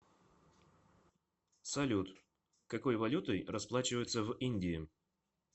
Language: Russian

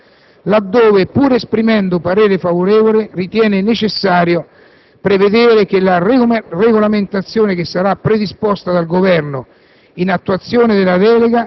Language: Italian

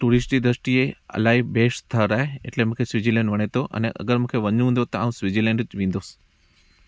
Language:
Sindhi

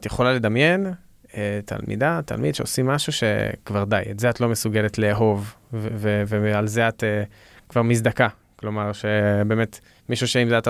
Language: Hebrew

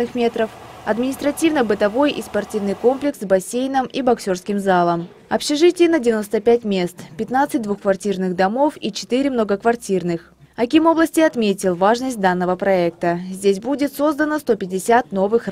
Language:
Russian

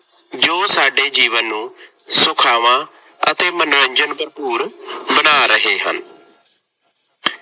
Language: Punjabi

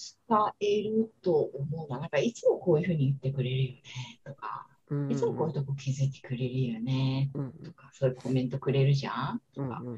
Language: Japanese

